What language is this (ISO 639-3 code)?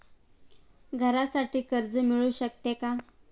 mar